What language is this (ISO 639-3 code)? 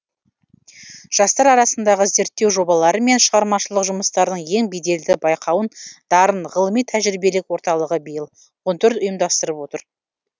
kaz